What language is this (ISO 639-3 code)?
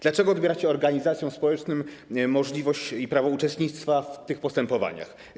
pol